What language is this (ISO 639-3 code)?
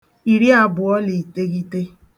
ibo